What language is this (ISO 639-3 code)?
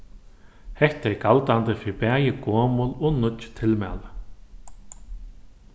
fao